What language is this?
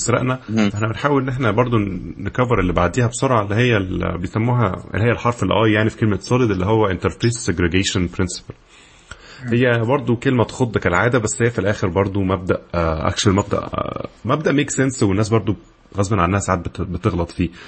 Arabic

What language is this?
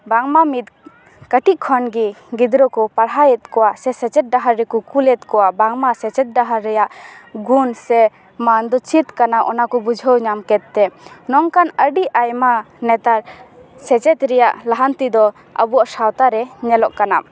Santali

